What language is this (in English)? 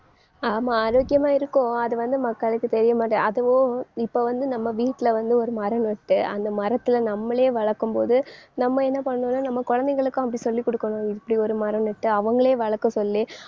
Tamil